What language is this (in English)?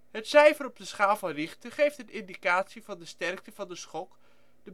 Dutch